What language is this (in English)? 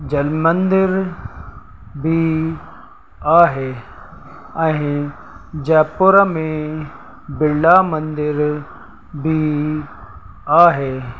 Sindhi